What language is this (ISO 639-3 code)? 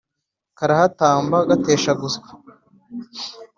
kin